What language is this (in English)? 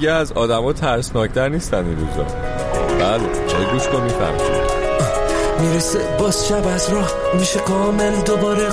Persian